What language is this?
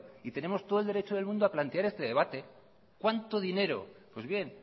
Spanish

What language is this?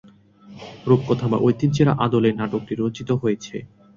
Bangla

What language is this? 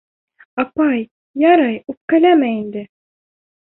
Bashkir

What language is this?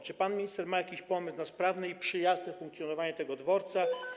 Polish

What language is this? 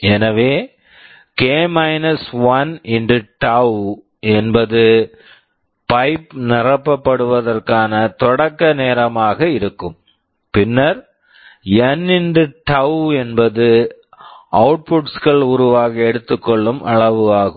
Tamil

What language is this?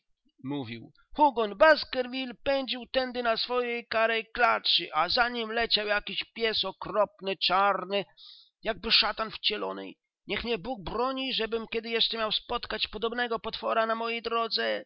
Polish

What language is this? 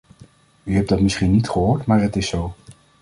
Dutch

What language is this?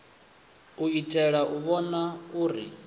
Venda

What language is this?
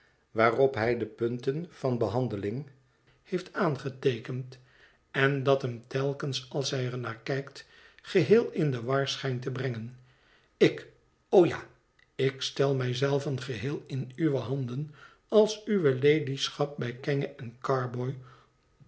Dutch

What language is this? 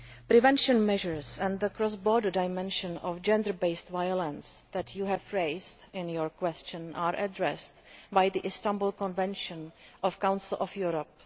English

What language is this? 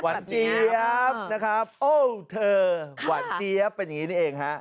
Thai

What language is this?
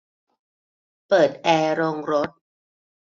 Thai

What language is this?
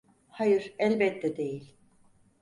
Turkish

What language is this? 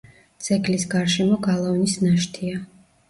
Georgian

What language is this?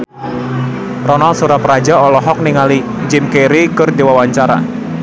Sundanese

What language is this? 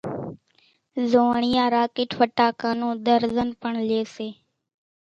Kachi Koli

